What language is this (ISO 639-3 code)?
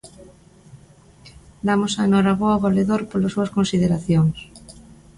glg